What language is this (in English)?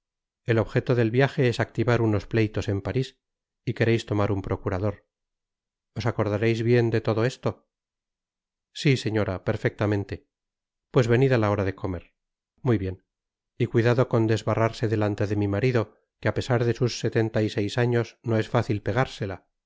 Spanish